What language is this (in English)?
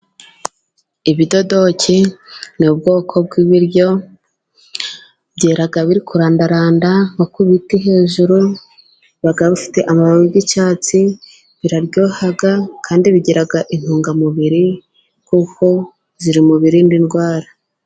Kinyarwanda